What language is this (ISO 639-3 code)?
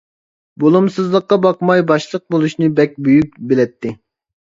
uig